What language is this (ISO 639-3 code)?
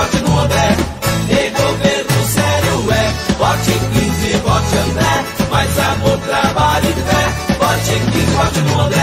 por